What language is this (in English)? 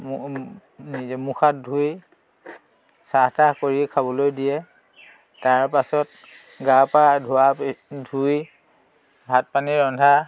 Assamese